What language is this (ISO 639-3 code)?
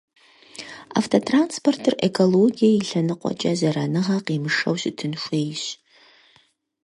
kbd